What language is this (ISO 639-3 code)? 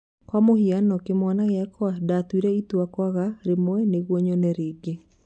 kik